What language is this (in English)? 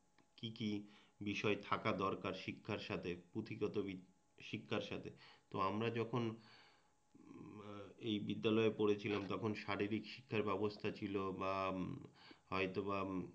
Bangla